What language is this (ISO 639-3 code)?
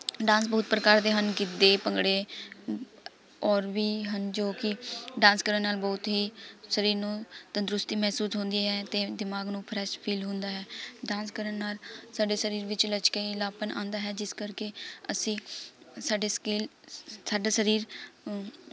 pan